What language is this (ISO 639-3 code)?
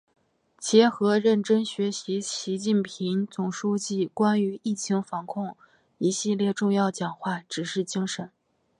zho